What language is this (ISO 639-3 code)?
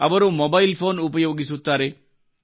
kan